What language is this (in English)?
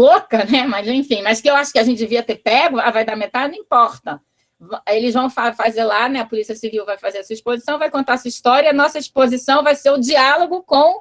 Portuguese